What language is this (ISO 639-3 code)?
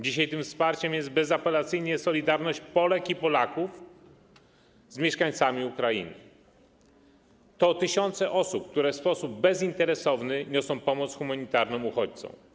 pol